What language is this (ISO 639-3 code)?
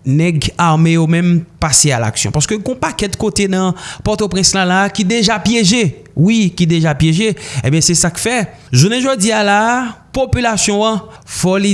fra